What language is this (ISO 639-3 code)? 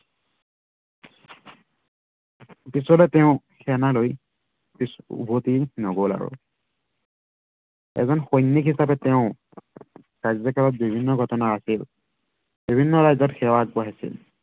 asm